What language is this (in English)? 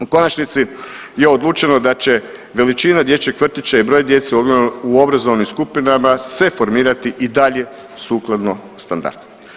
Croatian